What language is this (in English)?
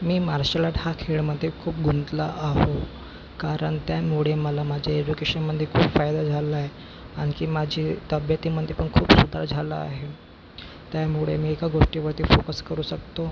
Marathi